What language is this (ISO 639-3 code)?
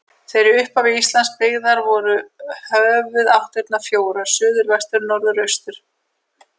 isl